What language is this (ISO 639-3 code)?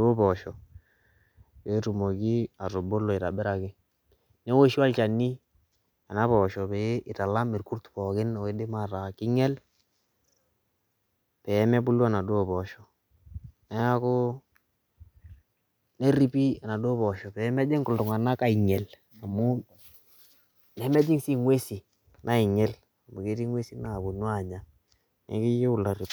mas